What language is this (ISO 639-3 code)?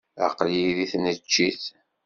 kab